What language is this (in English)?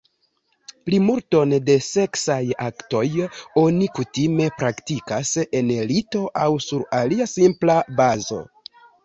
Esperanto